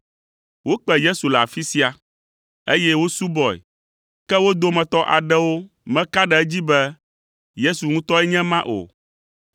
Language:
Ewe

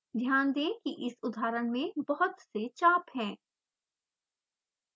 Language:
Hindi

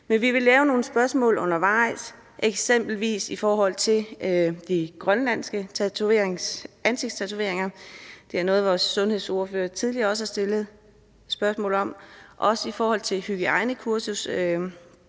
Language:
Danish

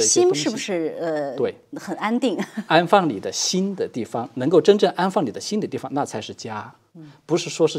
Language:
Chinese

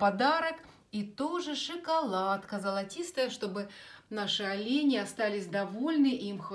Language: Russian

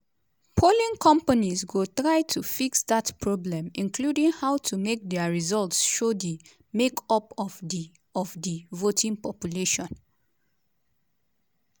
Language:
Nigerian Pidgin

